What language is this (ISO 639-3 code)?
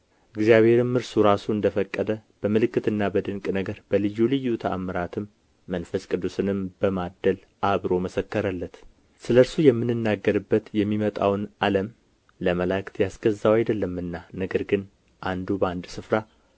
amh